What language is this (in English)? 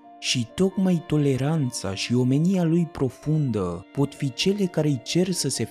Romanian